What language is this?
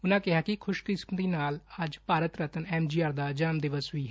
Punjabi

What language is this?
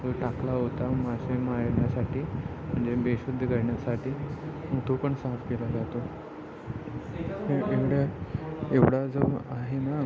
Marathi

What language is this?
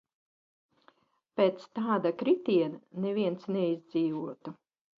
Latvian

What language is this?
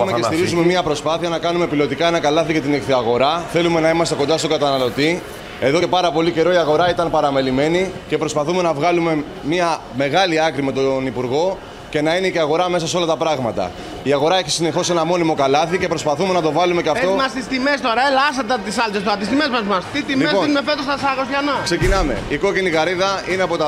Greek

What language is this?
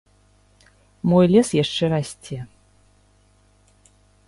Belarusian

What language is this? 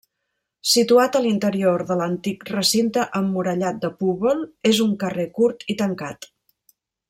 Catalan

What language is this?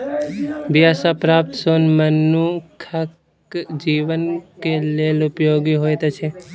Maithili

